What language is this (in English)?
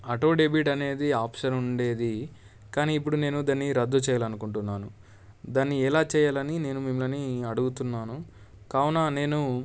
Telugu